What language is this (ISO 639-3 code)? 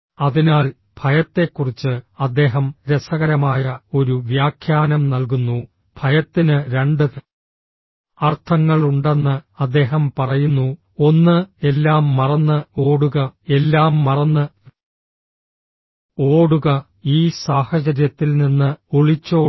mal